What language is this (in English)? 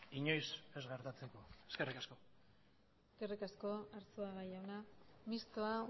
Basque